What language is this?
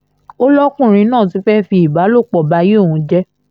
Yoruba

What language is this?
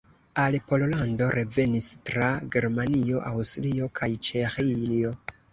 Esperanto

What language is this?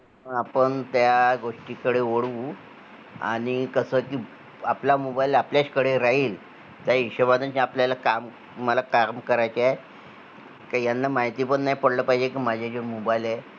Marathi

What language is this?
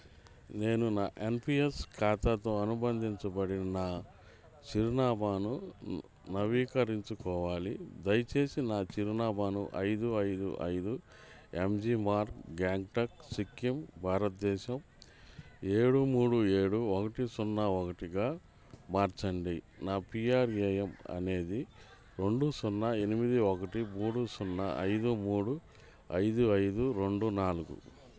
Telugu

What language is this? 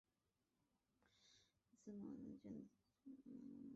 Chinese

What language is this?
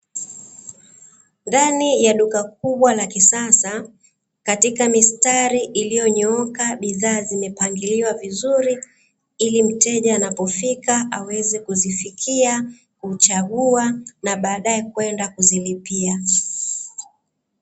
Swahili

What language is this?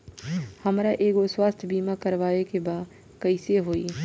Bhojpuri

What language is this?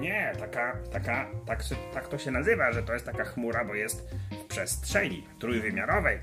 Polish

